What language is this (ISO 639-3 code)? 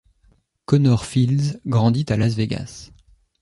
fra